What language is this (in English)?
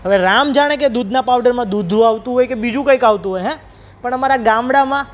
Gujarati